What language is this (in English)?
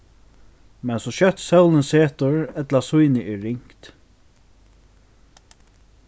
Faroese